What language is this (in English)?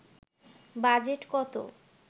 Bangla